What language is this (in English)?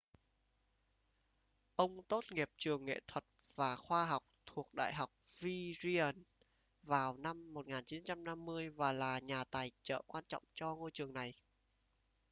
Vietnamese